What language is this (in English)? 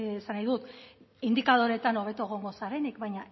Basque